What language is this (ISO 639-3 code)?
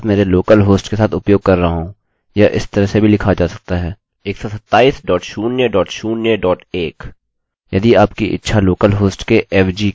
hin